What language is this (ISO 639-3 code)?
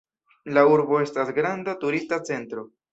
epo